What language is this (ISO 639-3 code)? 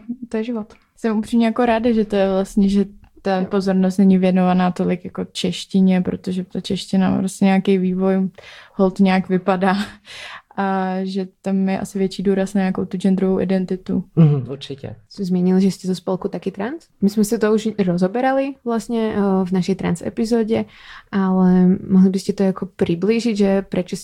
ces